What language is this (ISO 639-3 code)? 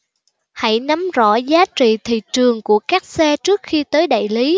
vie